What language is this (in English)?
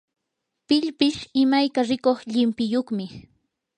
Yanahuanca Pasco Quechua